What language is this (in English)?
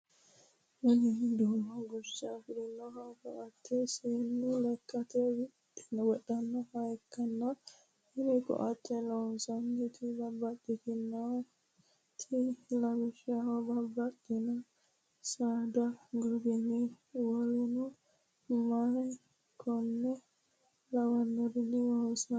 Sidamo